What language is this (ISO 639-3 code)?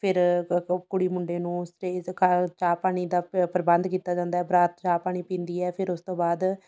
pan